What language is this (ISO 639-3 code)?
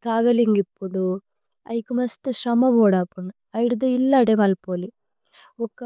tcy